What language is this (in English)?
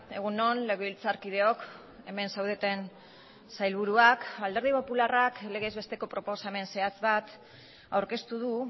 Basque